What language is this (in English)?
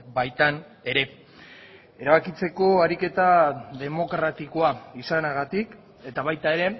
Basque